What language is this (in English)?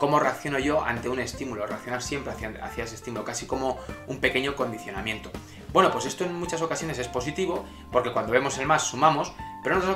Spanish